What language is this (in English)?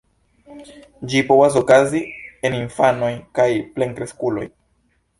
Esperanto